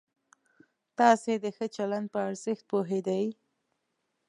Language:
Pashto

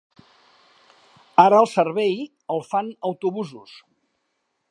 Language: Catalan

